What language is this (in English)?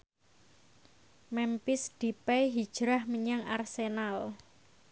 Javanese